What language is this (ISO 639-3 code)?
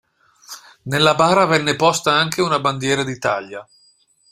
ita